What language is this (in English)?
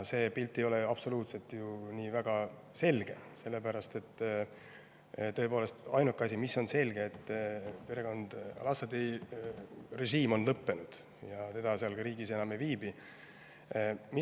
Estonian